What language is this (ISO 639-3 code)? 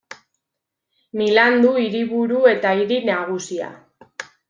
eus